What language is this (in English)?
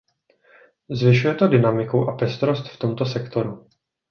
Czech